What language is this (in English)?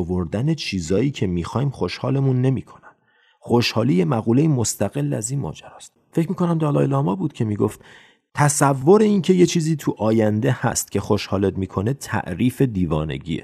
Persian